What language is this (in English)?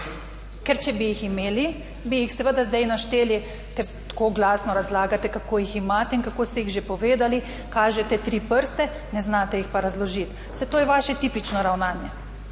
Slovenian